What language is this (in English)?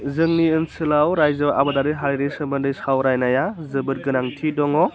Bodo